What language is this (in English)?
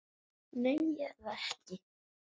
Icelandic